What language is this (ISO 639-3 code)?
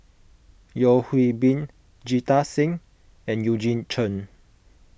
eng